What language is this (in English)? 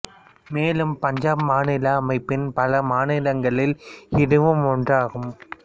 Tamil